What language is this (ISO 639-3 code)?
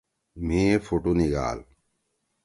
trw